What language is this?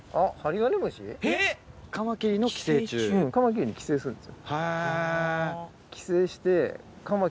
Japanese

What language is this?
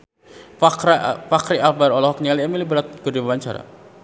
Sundanese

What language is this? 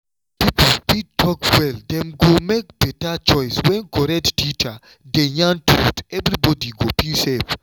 Nigerian Pidgin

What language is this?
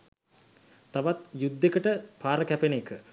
Sinhala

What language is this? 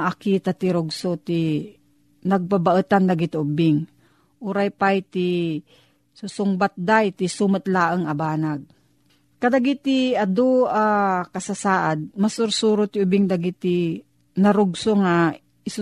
Filipino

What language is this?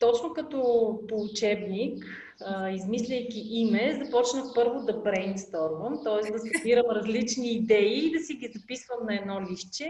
Bulgarian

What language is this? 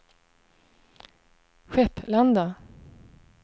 Swedish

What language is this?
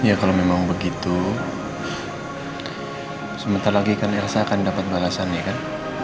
Indonesian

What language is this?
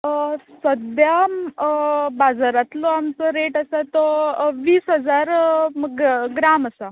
Konkani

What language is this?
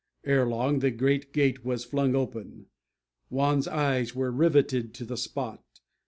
English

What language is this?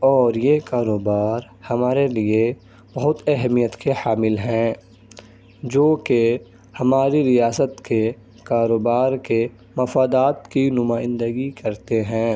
Urdu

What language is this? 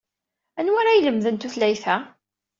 Kabyle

